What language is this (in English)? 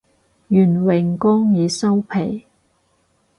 Cantonese